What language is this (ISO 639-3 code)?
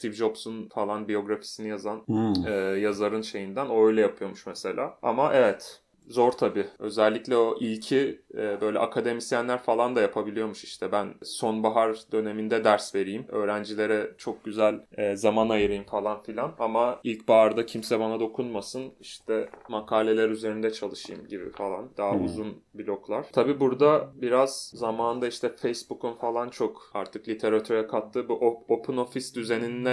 tur